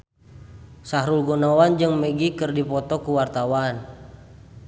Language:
Sundanese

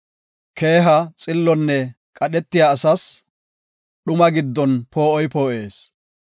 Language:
Gofa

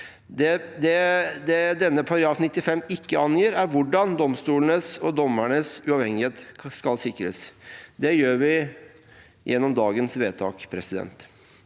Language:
Norwegian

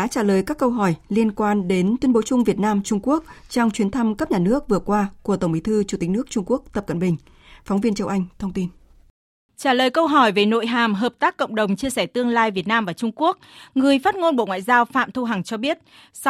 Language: Vietnamese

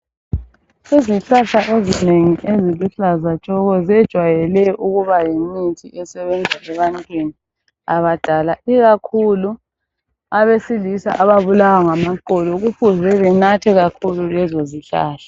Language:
North Ndebele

